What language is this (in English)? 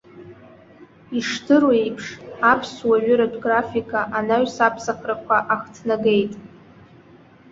Abkhazian